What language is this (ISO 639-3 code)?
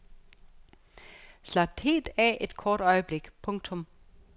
dan